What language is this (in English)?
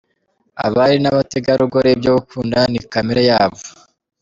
Kinyarwanda